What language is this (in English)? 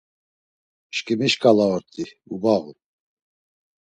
Laz